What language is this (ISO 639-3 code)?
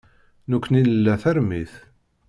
kab